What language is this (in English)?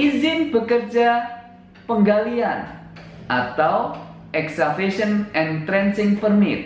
Indonesian